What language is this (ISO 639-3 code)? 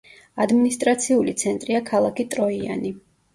kat